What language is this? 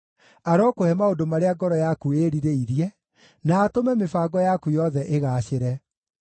Kikuyu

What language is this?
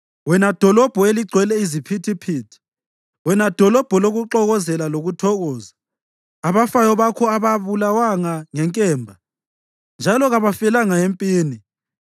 North Ndebele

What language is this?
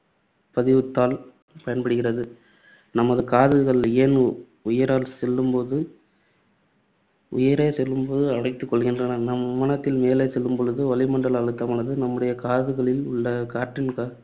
Tamil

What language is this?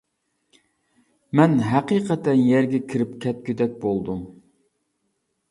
Uyghur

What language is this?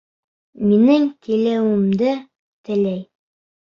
Bashkir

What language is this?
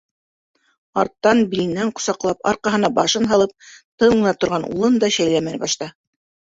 Bashkir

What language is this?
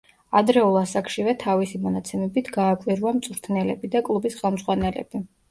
Georgian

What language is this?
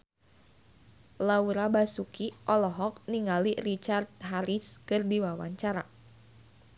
Sundanese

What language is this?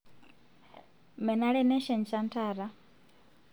Masai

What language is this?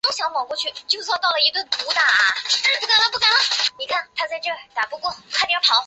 Chinese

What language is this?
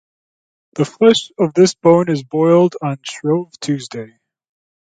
English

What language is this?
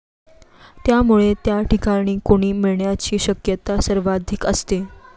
Marathi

